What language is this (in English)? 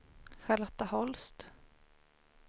Swedish